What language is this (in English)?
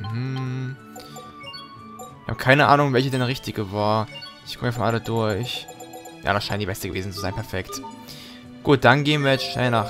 German